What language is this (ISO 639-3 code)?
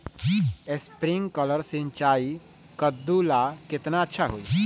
mag